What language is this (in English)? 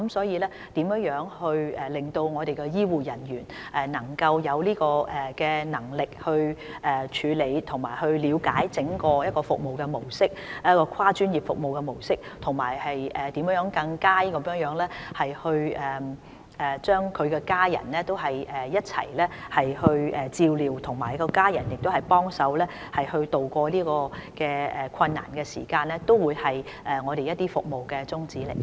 Cantonese